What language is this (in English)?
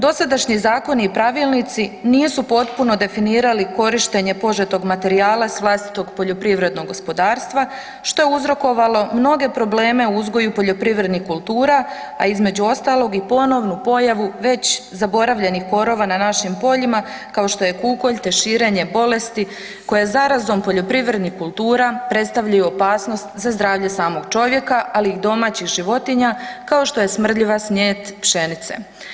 Croatian